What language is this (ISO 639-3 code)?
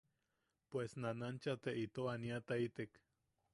yaq